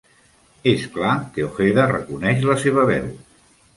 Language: Catalan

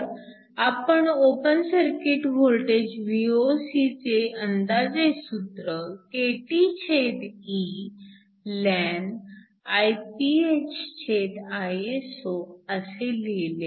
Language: Marathi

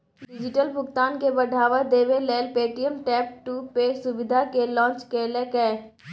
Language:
Maithili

